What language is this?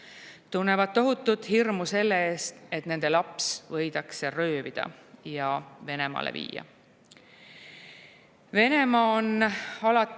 Estonian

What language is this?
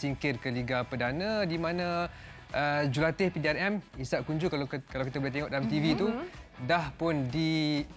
Malay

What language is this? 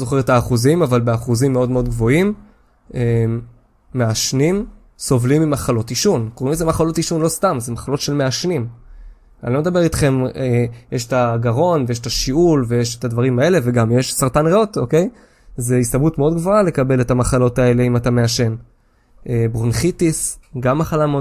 Hebrew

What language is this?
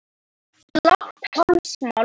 Icelandic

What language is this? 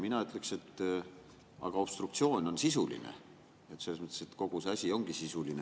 Estonian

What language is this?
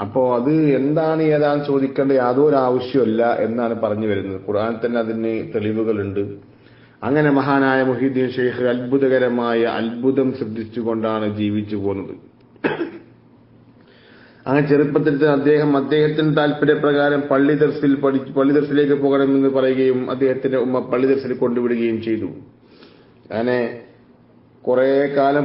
Arabic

